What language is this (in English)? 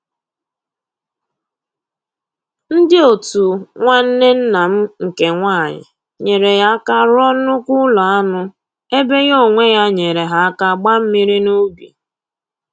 Igbo